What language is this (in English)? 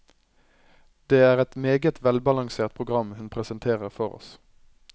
Norwegian